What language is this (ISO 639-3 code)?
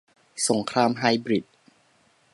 tha